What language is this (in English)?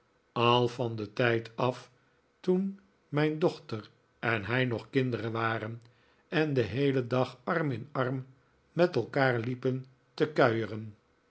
Dutch